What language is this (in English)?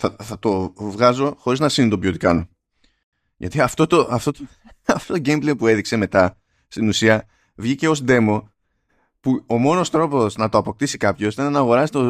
Greek